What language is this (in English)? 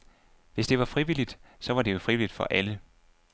Danish